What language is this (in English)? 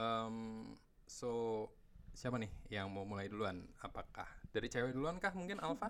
Indonesian